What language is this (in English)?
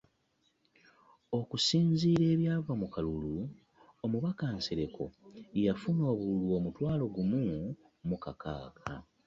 Ganda